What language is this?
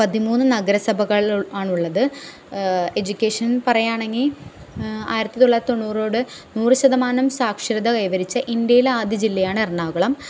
Malayalam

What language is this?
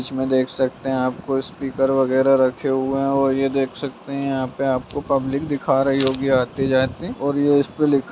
Magahi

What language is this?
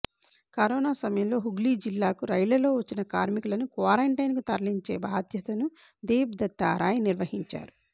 Telugu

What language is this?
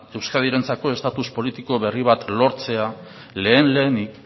Basque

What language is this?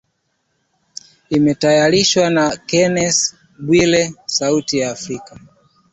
Swahili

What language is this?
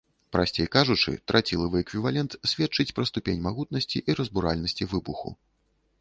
Belarusian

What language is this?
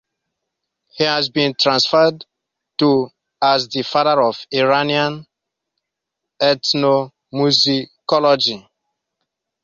English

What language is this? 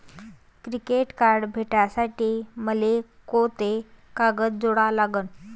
Marathi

